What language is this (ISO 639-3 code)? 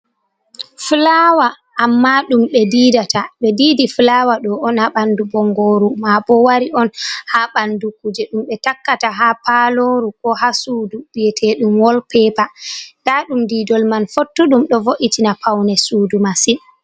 ful